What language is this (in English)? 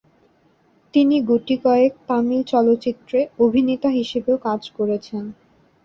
Bangla